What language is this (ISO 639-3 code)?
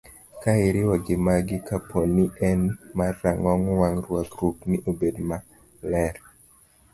luo